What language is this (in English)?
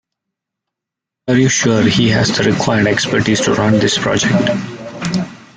English